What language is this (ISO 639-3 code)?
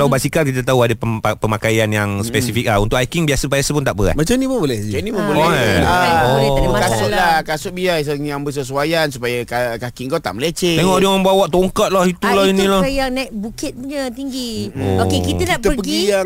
msa